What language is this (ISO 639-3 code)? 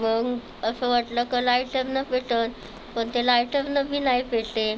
mar